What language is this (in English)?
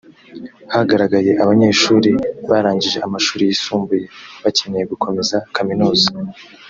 Kinyarwanda